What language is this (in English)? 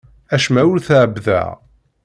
Kabyle